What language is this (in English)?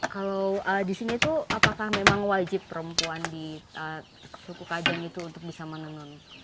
Indonesian